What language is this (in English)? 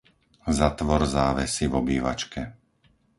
Slovak